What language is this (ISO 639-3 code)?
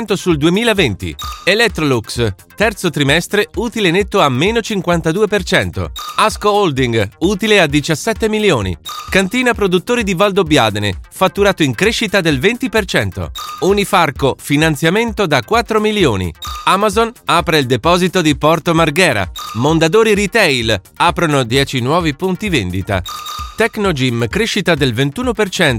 ita